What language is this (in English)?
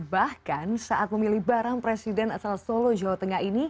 Indonesian